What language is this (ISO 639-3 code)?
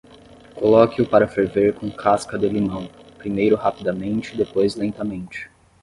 por